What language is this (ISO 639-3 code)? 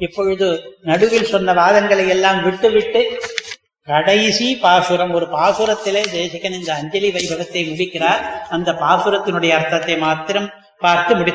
tam